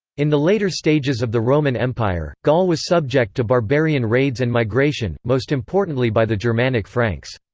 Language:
English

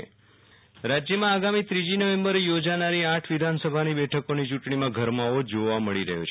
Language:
Gujarati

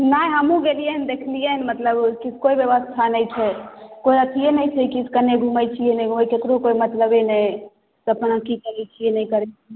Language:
Maithili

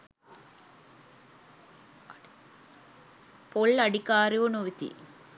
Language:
Sinhala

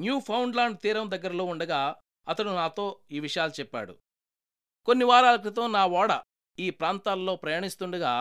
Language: Telugu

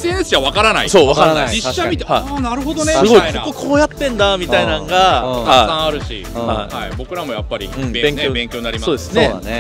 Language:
Japanese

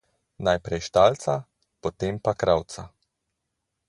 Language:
Slovenian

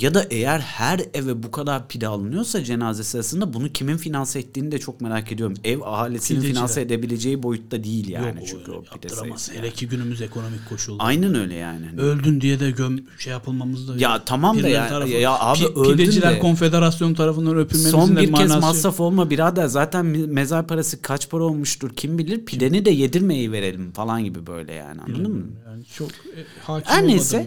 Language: Turkish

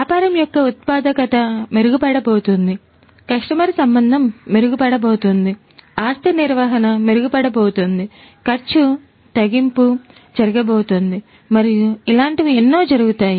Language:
Telugu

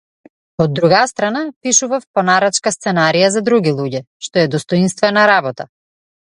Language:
Macedonian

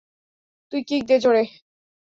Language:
Bangla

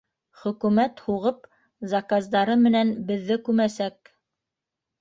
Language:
Bashkir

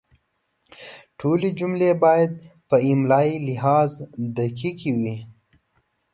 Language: Pashto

